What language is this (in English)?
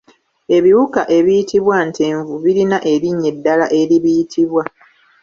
Ganda